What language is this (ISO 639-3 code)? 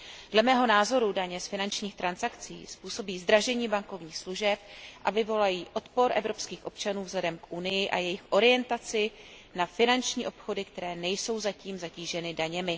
ces